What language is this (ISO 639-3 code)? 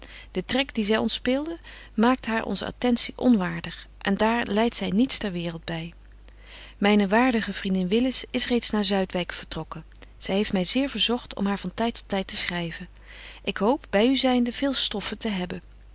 nld